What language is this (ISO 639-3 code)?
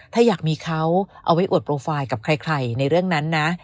tha